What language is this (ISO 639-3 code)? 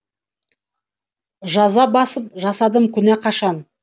kaz